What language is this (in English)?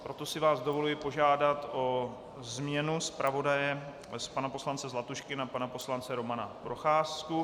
Czech